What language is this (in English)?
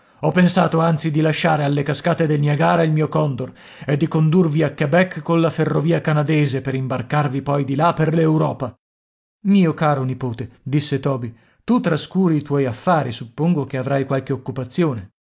Italian